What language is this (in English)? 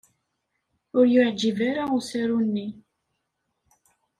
Kabyle